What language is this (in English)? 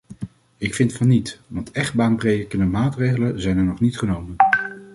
Dutch